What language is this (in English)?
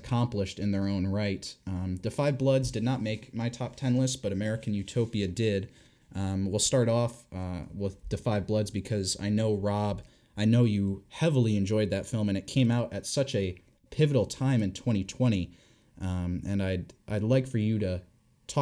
English